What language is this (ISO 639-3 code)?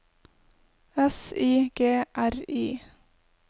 nor